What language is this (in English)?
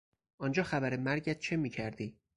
Persian